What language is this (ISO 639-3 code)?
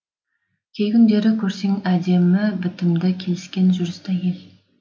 kaz